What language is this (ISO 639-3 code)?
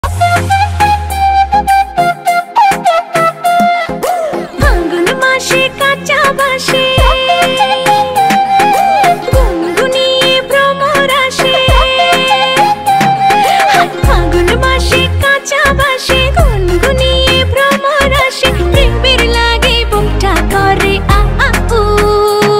ben